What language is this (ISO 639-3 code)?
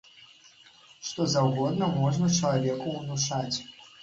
bel